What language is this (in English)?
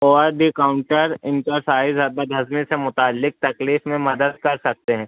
Urdu